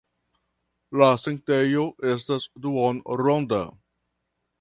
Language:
Esperanto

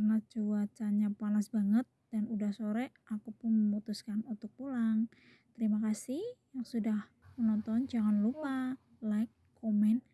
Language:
Indonesian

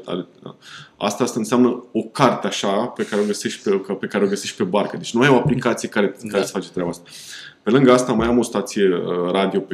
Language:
Romanian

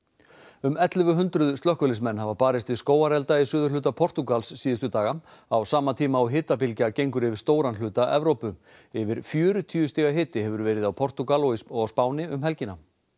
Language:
Icelandic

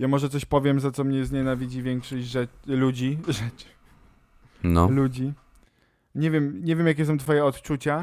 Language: Polish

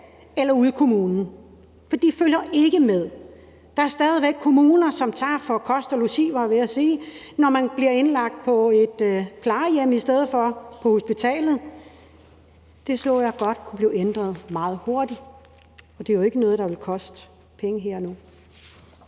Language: Danish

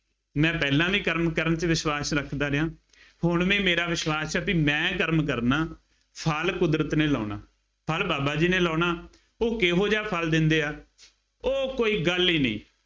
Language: Punjabi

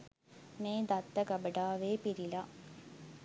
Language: Sinhala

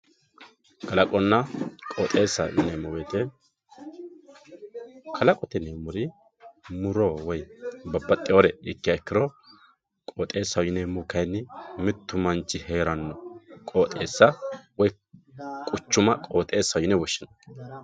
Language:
Sidamo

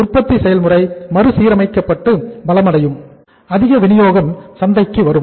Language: Tamil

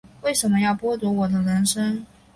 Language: Chinese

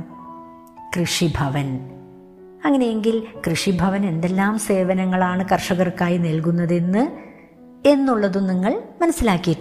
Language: Malayalam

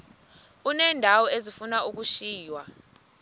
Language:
Xhosa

